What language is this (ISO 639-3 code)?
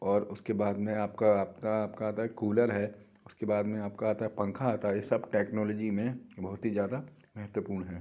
hin